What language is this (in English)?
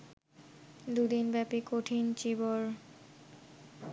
Bangla